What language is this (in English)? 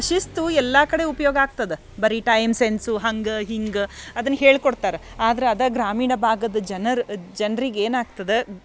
Kannada